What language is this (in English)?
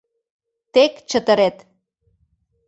Mari